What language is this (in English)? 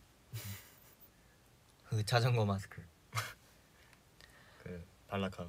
Korean